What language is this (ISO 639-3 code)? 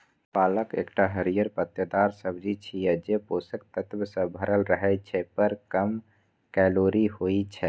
mai